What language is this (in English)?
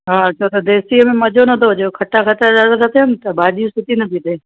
Sindhi